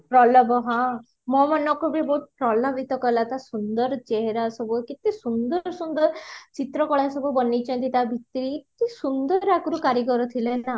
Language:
Odia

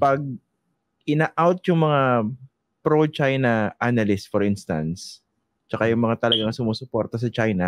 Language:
Filipino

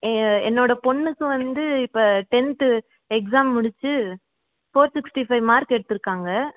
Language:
Tamil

